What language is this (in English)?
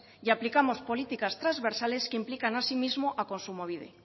Spanish